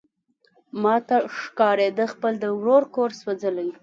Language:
Pashto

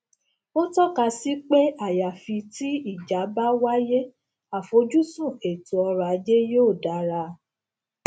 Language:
Yoruba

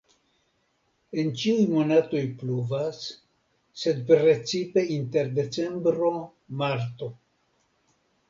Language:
Esperanto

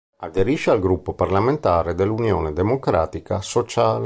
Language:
Italian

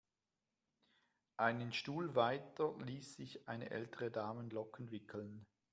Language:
German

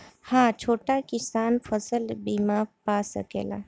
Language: Bhojpuri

